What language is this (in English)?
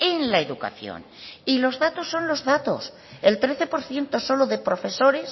Spanish